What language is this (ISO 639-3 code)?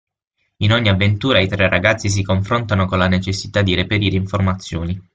ita